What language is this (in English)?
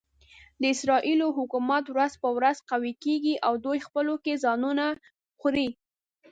Pashto